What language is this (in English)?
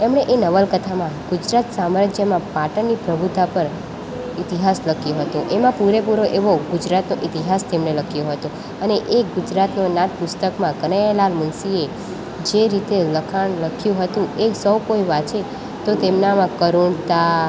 Gujarati